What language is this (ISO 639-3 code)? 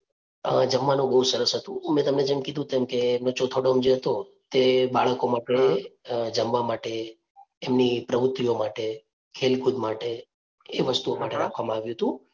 guj